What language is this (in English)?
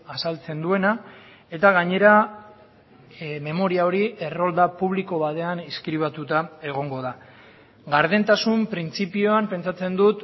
Basque